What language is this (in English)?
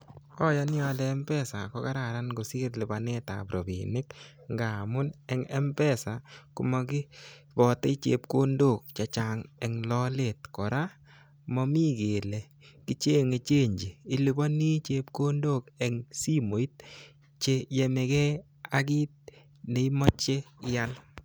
Kalenjin